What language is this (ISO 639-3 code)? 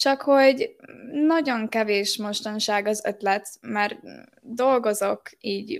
hun